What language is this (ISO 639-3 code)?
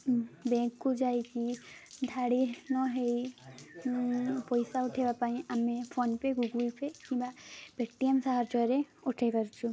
ori